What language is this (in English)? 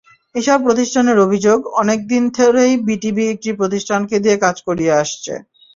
Bangla